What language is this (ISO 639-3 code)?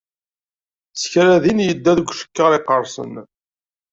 kab